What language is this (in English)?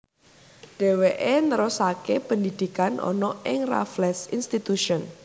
Javanese